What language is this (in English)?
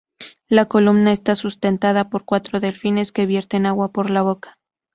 Spanish